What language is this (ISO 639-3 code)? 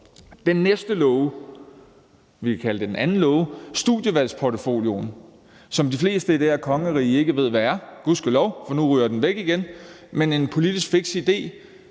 dan